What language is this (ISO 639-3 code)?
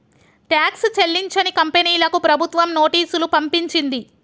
tel